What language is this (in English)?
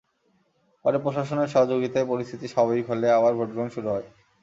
Bangla